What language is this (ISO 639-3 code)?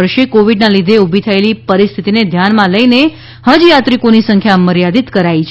guj